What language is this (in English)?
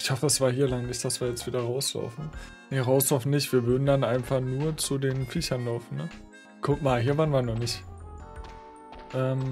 German